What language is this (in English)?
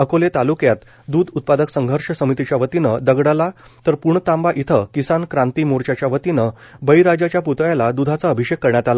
Marathi